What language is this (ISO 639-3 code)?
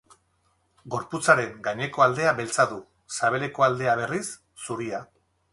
eus